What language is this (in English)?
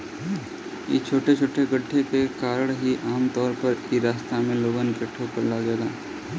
Bhojpuri